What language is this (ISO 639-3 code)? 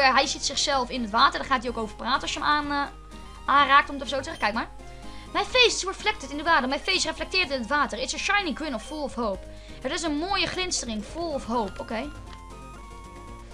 nld